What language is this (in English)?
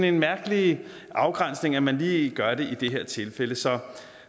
Danish